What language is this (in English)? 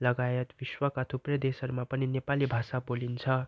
Nepali